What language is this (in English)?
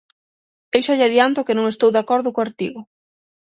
Galician